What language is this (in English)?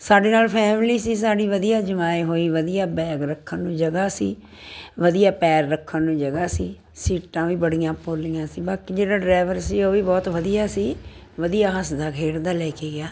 Punjabi